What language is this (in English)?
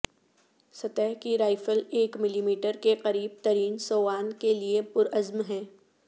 Urdu